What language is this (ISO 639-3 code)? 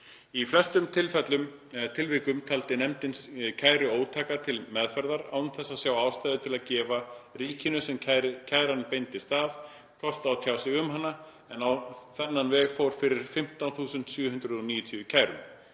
isl